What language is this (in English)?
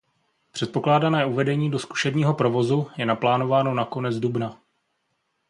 Czech